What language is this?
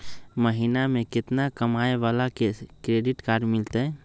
Magahi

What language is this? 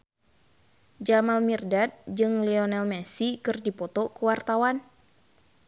Sundanese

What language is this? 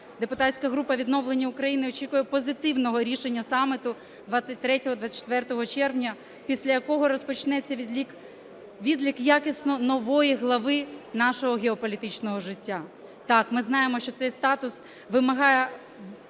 Ukrainian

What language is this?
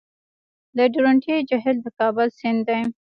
Pashto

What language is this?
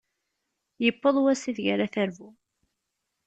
Kabyle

